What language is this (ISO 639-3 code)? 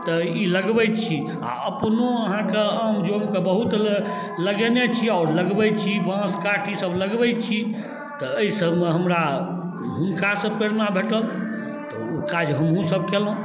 mai